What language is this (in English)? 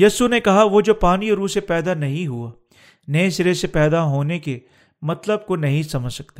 Urdu